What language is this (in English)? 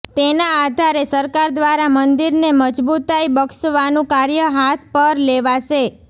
Gujarati